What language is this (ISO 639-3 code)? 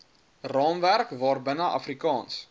afr